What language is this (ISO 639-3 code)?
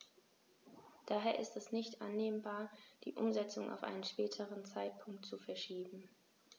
deu